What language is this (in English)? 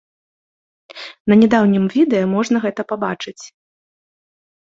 Belarusian